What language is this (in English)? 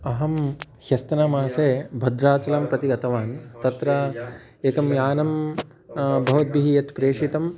Sanskrit